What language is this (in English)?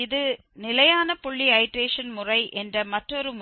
Tamil